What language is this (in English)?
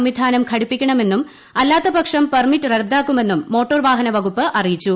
Malayalam